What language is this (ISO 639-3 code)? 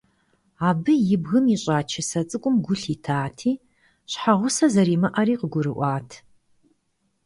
kbd